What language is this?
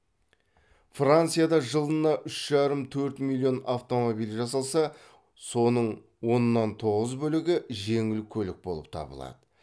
Kazakh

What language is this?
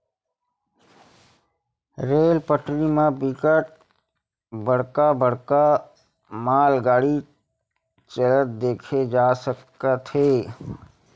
Chhattisgarhi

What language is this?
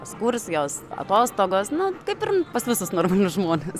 Lithuanian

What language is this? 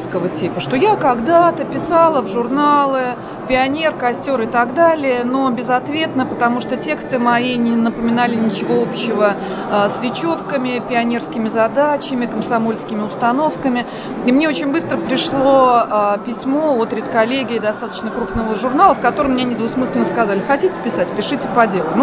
Russian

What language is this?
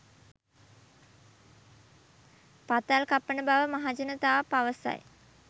Sinhala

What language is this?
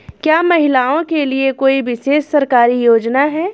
Hindi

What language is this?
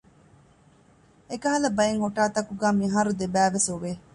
Divehi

